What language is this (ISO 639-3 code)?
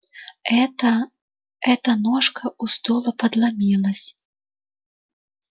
rus